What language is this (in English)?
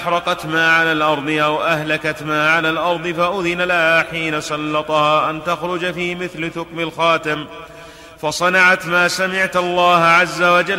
Arabic